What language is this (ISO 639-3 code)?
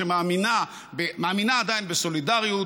heb